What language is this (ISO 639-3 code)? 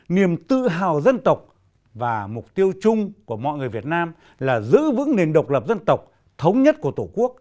vie